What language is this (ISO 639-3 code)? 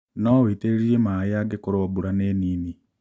kik